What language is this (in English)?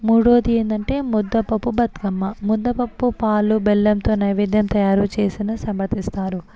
Telugu